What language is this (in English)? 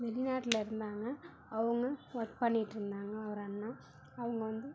Tamil